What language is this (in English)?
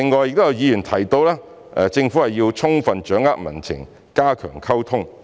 Cantonese